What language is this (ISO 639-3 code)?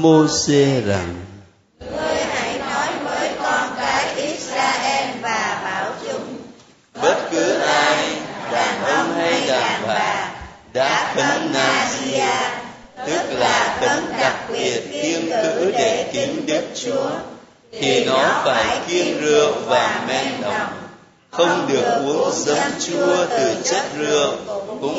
vie